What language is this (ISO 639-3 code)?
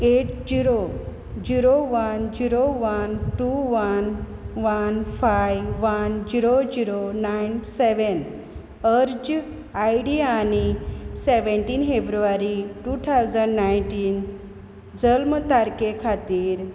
kok